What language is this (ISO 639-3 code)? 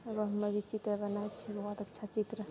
mai